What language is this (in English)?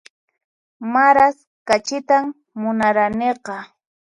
Puno Quechua